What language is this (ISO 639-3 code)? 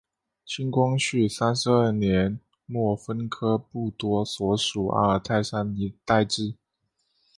zho